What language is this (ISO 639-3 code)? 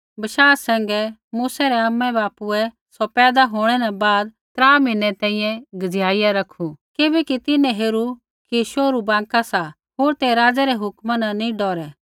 kfx